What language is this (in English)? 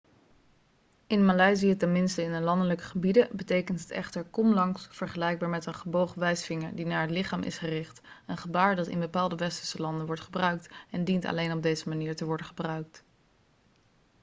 Dutch